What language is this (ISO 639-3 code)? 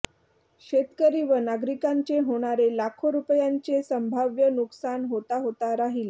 mar